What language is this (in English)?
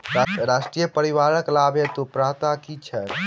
Maithili